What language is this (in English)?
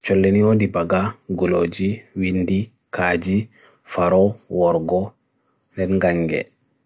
Bagirmi Fulfulde